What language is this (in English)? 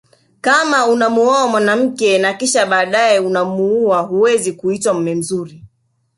Swahili